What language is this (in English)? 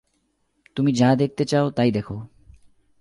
Bangla